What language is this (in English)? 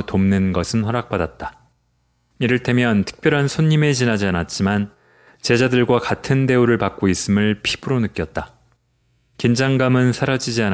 Korean